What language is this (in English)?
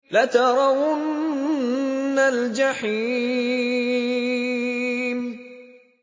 Arabic